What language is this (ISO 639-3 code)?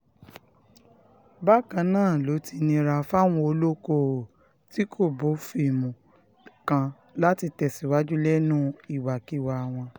yor